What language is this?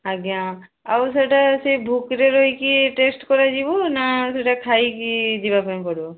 Odia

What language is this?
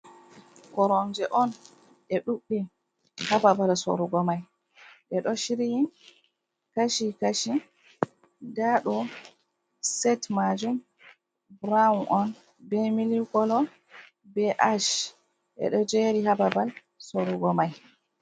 Fula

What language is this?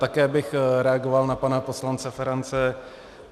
Czech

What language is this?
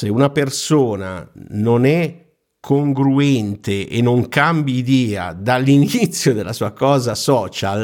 Italian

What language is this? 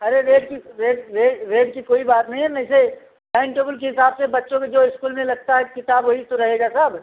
Hindi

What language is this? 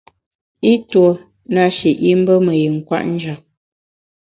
Bamun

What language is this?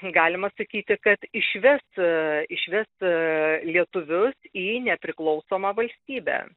Lithuanian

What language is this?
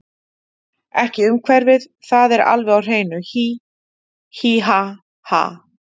Icelandic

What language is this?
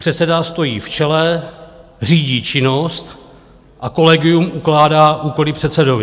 Czech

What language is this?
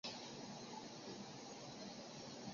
Chinese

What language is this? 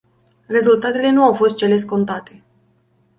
Romanian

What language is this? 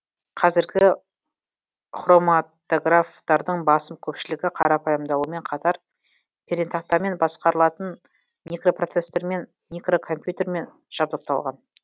Kazakh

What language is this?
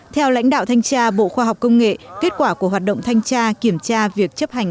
Vietnamese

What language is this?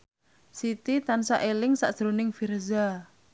Javanese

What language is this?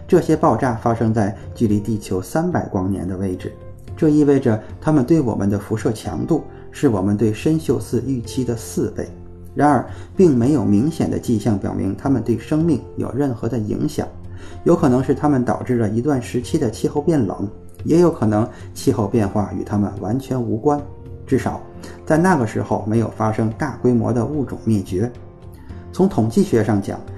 Chinese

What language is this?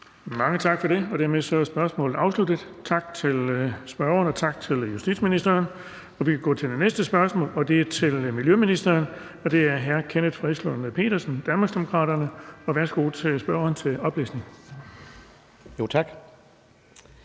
Danish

